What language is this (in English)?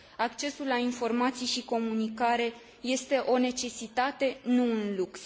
Romanian